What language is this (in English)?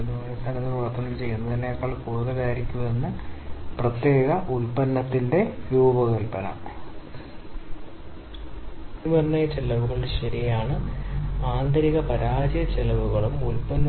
Malayalam